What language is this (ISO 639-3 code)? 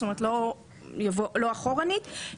heb